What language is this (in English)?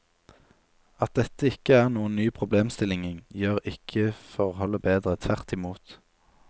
Norwegian